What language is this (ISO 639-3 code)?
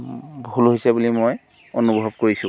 asm